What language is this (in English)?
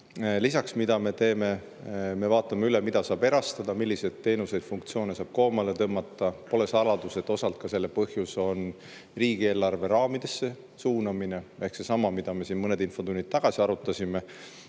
Estonian